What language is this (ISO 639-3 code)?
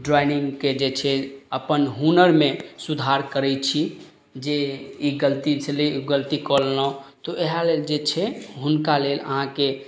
mai